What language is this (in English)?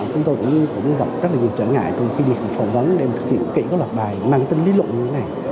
Vietnamese